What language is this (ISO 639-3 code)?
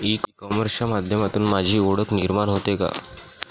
mar